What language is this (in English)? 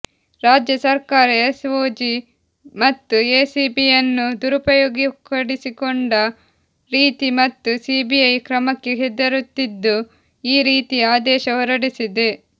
Kannada